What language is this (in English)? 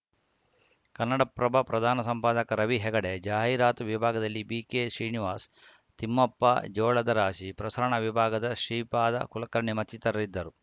Kannada